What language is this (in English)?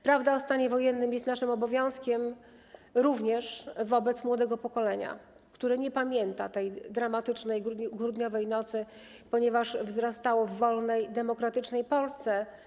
Polish